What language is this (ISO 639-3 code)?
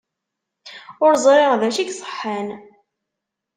kab